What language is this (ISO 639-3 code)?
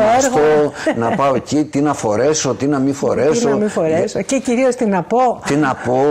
ell